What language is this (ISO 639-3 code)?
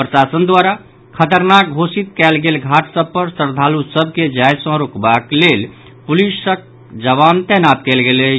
mai